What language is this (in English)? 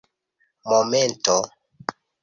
Esperanto